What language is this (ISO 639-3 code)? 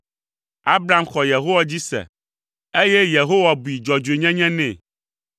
ewe